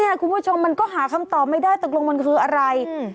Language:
Thai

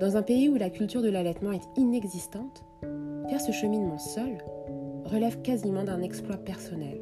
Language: French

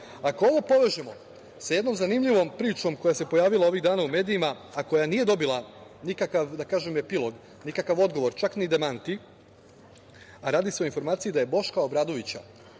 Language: Serbian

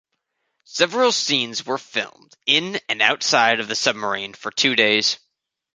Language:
English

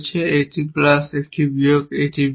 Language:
Bangla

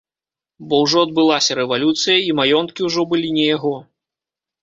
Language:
Belarusian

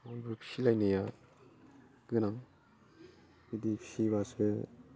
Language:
Bodo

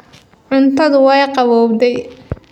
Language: Somali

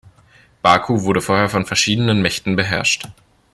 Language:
German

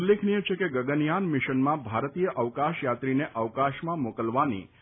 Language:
Gujarati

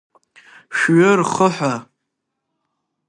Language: Abkhazian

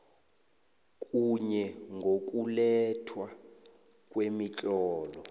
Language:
South Ndebele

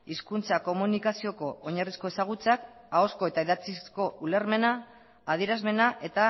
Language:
Basque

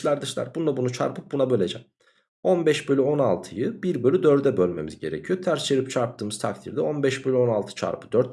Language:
Turkish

